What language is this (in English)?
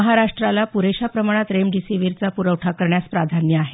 Marathi